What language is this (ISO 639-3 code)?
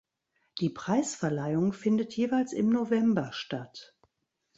deu